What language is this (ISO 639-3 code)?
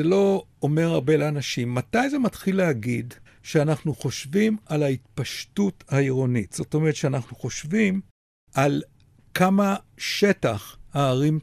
heb